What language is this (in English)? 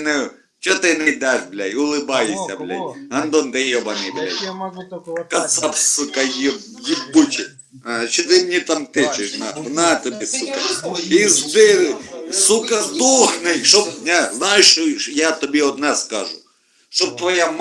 Russian